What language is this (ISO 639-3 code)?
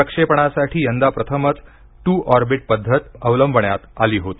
mar